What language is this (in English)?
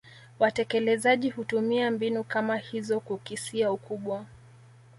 Swahili